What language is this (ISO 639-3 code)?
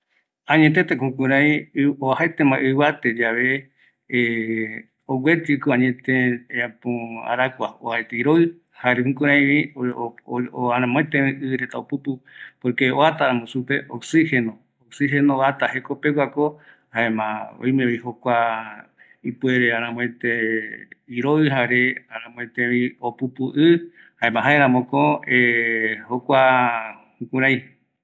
gui